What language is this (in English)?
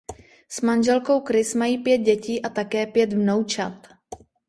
Czech